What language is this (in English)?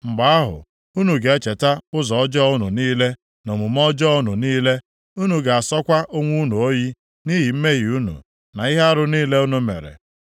Igbo